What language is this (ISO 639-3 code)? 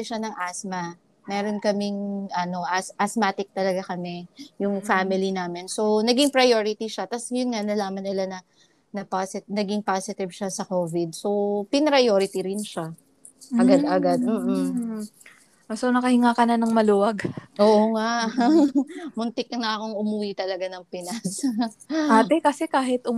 fil